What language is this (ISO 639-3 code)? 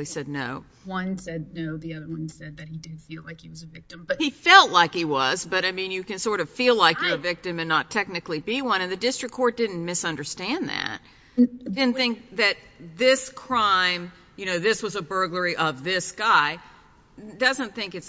eng